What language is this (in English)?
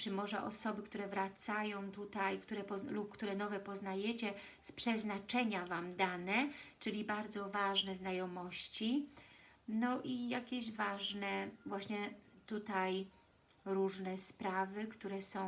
Polish